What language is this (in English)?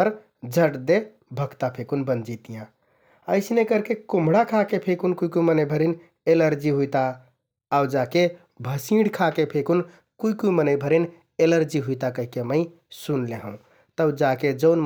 Kathoriya Tharu